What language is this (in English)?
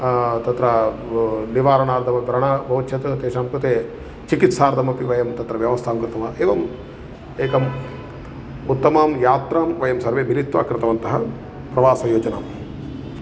Sanskrit